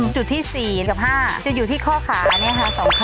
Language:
Thai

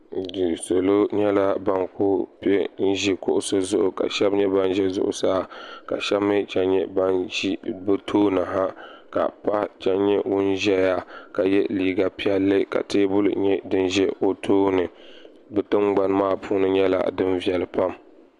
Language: Dagbani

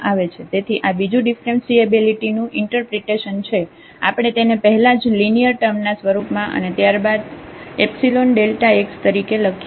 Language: Gujarati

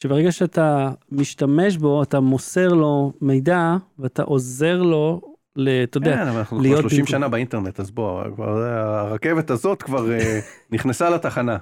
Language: Hebrew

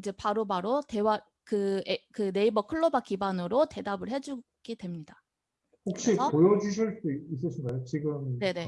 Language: Korean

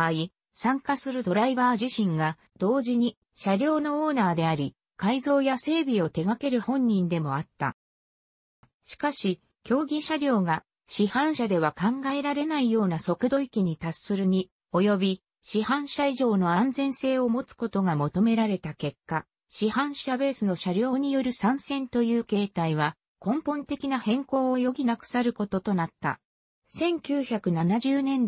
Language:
Japanese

